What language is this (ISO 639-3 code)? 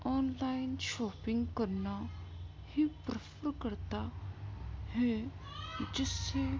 urd